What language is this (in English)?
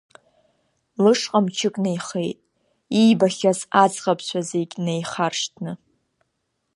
Abkhazian